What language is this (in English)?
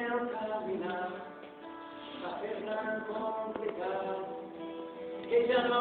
Romanian